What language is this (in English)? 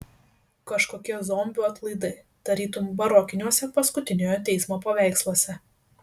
Lithuanian